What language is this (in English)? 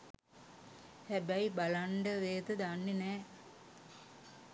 Sinhala